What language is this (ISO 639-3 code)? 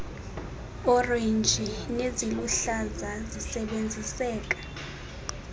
xho